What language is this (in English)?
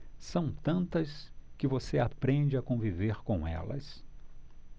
Portuguese